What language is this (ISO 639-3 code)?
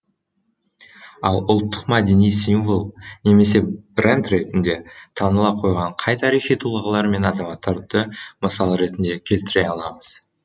kaz